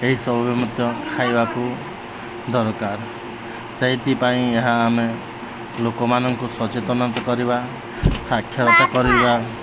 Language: Odia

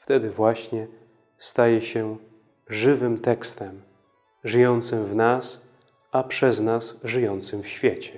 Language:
Polish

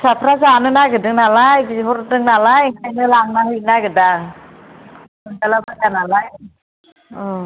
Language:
Bodo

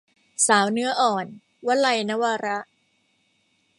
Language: Thai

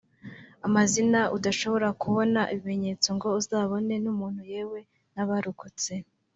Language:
Kinyarwanda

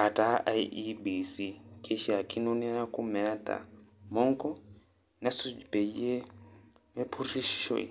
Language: Masai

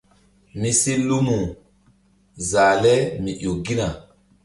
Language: Mbum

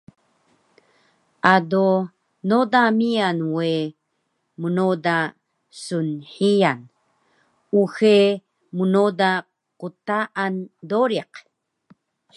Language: Taroko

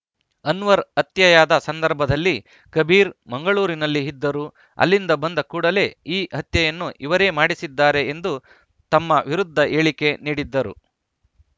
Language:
Kannada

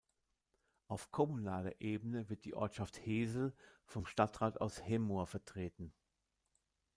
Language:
German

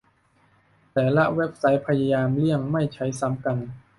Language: Thai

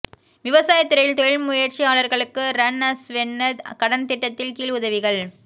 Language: Tamil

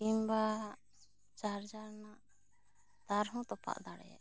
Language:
Santali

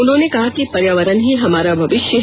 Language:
Hindi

